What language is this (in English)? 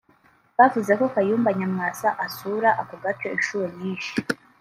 Kinyarwanda